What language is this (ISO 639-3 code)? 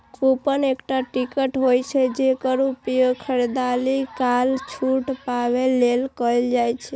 mai